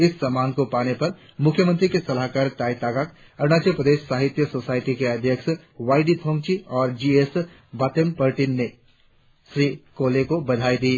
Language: Hindi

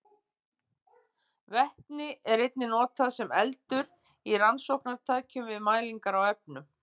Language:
Icelandic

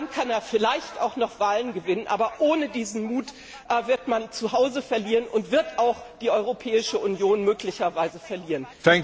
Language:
German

